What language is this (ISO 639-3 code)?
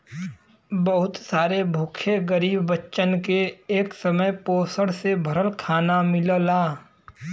bho